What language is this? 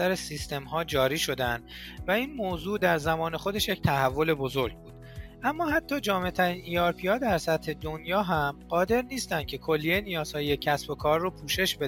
Persian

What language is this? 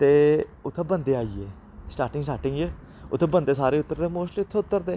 Dogri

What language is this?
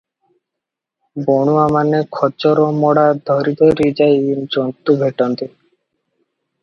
Odia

